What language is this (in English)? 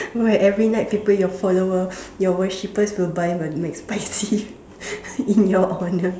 English